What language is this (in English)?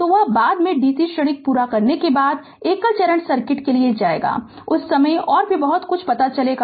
Hindi